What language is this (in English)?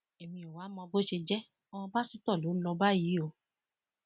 Yoruba